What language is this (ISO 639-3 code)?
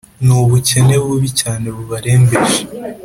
kin